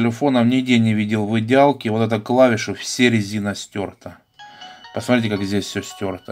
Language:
Russian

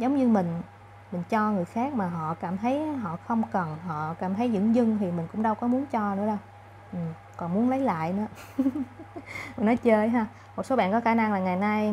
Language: Vietnamese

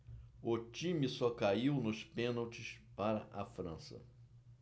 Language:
Portuguese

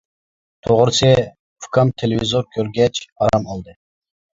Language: Uyghur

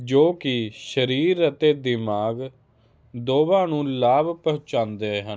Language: Punjabi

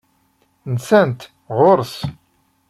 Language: Kabyle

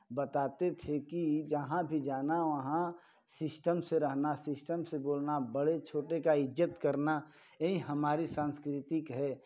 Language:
Hindi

